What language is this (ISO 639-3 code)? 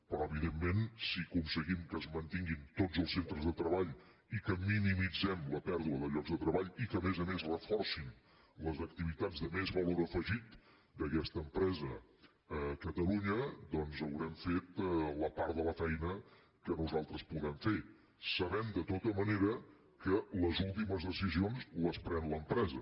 cat